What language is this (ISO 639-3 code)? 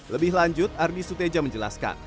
ind